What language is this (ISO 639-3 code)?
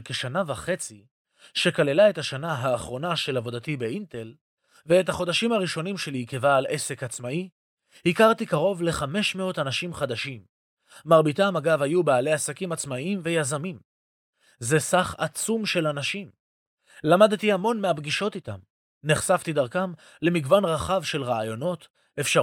heb